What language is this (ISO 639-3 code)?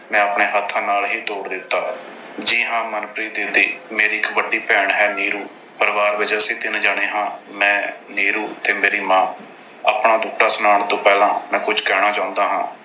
pan